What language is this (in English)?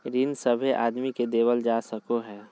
Magahi